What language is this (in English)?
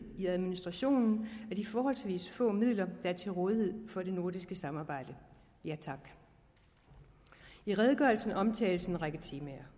Danish